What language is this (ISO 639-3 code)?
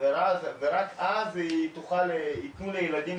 heb